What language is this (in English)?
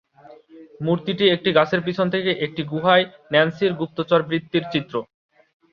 Bangla